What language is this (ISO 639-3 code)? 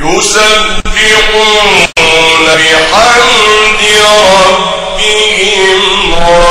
ara